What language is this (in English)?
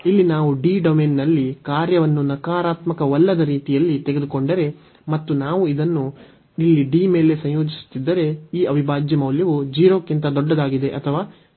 Kannada